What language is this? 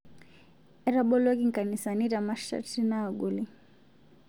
Masai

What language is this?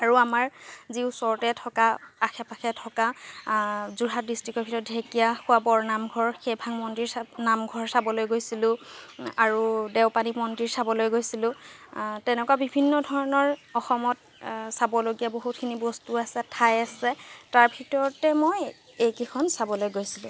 Assamese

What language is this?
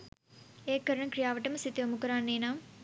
Sinhala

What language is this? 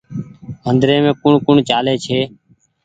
Goaria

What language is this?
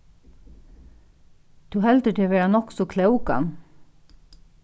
Faroese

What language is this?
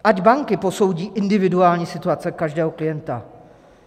Czech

